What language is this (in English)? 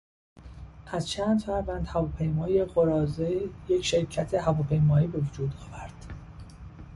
Persian